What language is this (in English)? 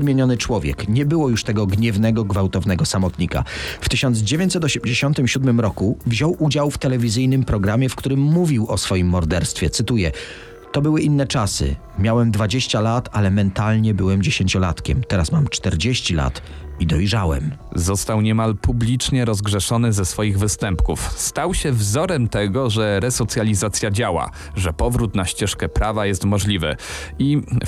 Polish